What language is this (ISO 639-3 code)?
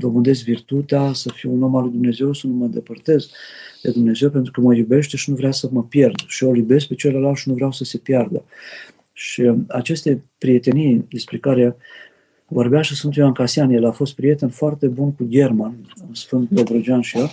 ron